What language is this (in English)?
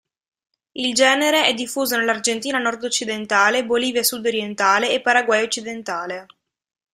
Italian